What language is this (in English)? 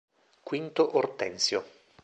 Italian